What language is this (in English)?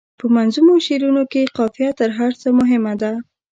Pashto